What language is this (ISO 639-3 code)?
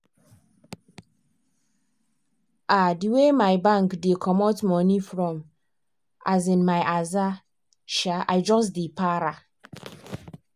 pcm